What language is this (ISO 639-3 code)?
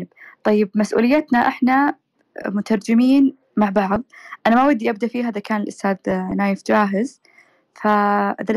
ara